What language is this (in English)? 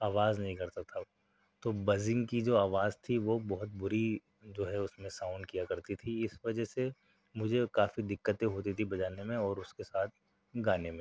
Urdu